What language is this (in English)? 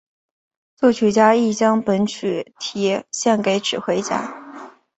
Chinese